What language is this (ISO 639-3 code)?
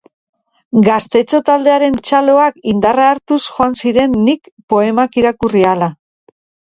eus